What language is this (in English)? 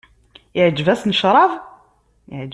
Kabyle